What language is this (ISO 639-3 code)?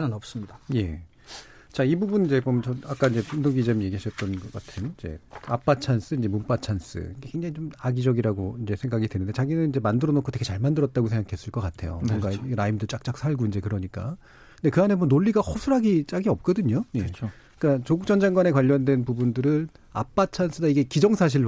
kor